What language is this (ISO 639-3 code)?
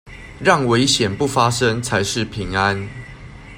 zho